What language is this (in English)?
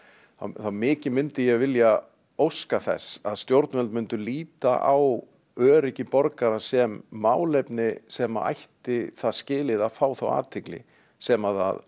Icelandic